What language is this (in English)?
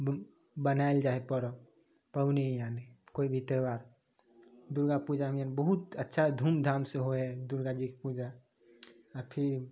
Maithili